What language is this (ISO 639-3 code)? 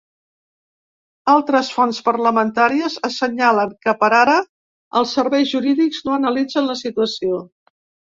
cat